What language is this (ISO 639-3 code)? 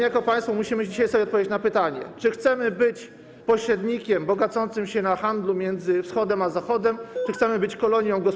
pol